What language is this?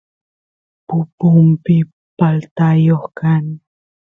Santiago del Estero Quichua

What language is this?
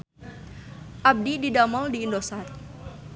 Sundanese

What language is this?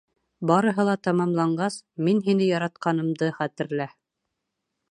Bashkir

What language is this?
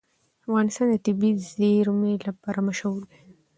Pashto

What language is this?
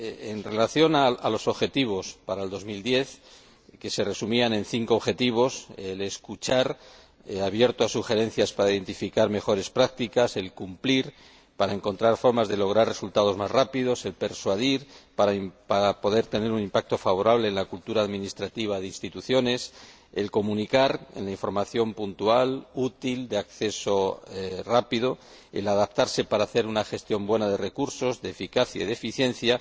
Spanish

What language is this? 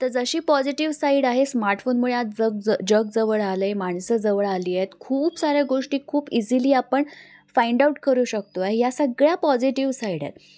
Marathi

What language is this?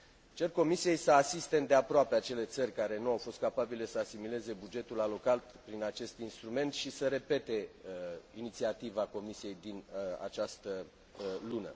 Romanian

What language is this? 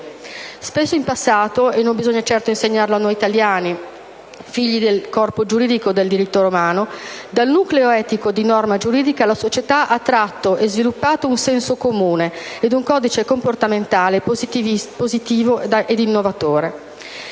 Italian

